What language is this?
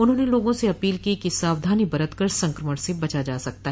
Hindi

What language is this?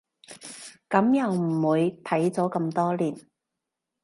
Cantonese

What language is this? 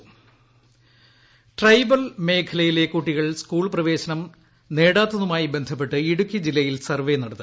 Malayalam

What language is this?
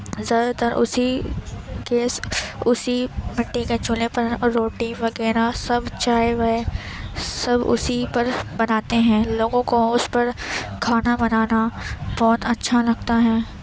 Urdu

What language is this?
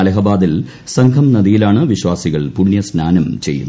Malayalam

